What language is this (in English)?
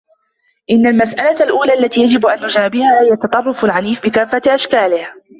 Arabic